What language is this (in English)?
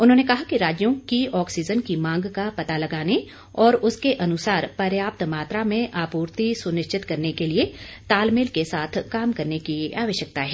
Hindi